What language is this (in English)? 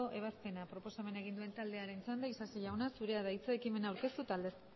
Basque